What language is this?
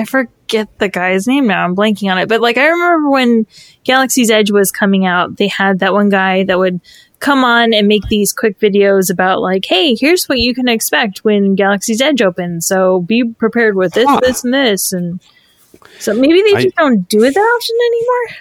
English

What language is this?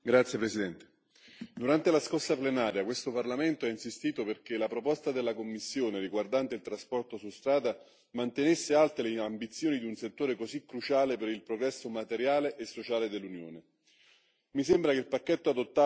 Italian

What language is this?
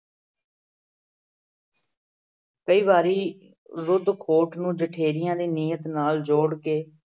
Punjabi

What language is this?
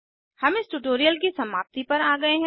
Hindi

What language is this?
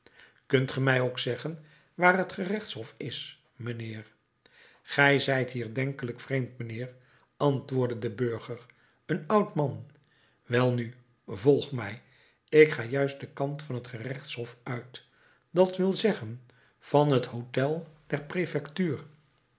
Dutch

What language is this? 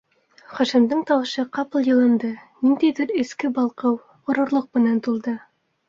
Bashkir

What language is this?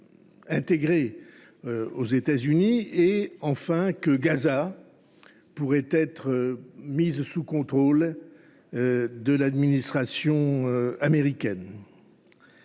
French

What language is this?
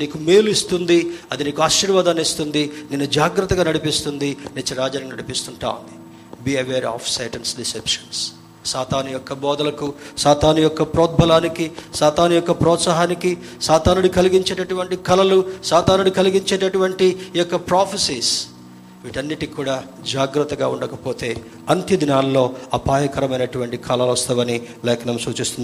Telugu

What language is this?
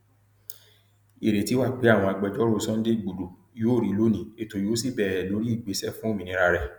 Yoruba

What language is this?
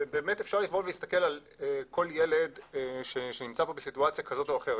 Hebrew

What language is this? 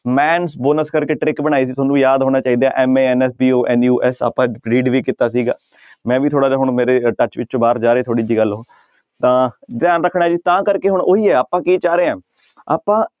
Punjabi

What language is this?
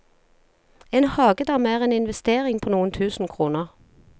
Norwegian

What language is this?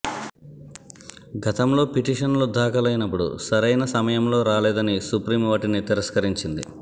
Telugu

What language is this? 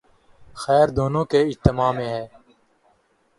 Urdu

